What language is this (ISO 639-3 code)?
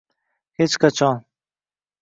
uzb